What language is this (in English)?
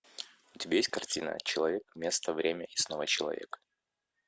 Russian